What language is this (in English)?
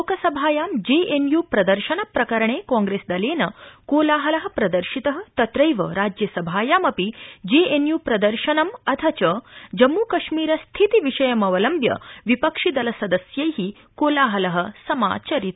Sanskrit